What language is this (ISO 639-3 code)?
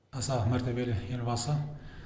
kaz